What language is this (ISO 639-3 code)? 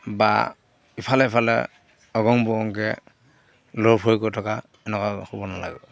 asm